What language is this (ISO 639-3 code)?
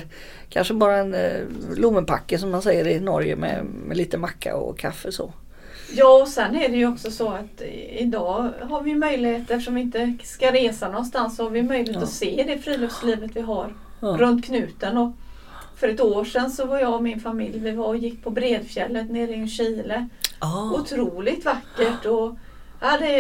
swe